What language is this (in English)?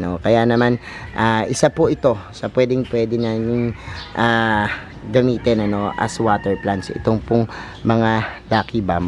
Filipino